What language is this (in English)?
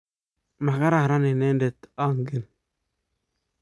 Kalenjin